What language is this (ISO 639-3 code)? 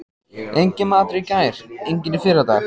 isl